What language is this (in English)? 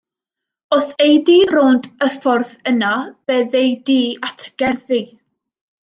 Welsh